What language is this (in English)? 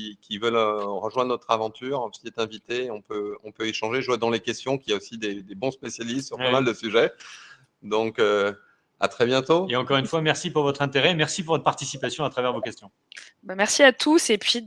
French